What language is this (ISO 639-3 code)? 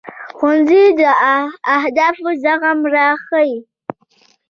pus